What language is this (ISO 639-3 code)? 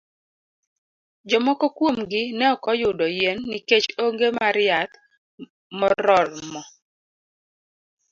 luo